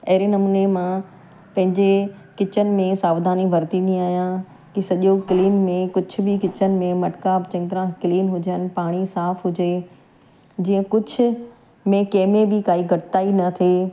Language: Sindhi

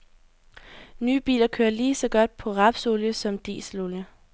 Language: Danish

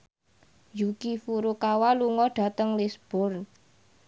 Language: Javanese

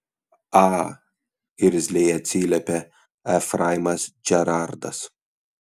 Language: Lithuanian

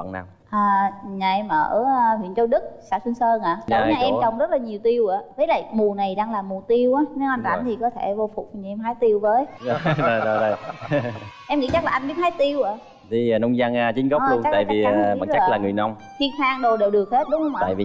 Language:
Vietnamese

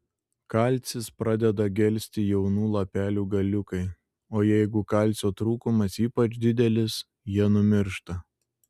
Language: Lithuanian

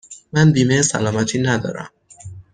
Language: Persian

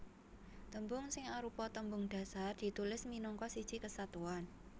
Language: Javanese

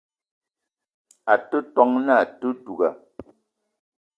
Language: Eton (Cameroon)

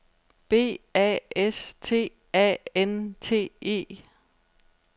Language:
Danish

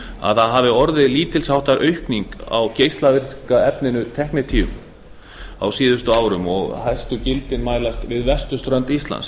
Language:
Icelandic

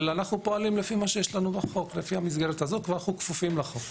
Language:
Hebrew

